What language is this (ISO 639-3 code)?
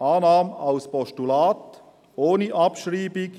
gsw